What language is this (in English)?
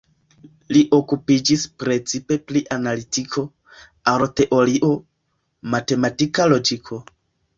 Esperanto